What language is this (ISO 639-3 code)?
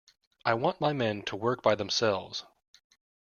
eng